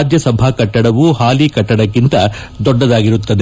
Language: Kannada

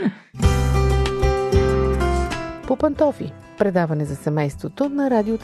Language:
Bulgarian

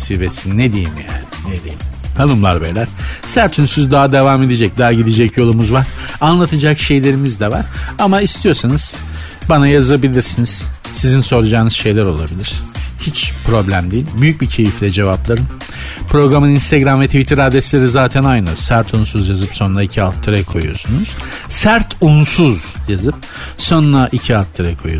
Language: Turkish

